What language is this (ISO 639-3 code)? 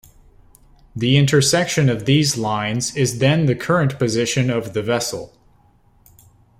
eng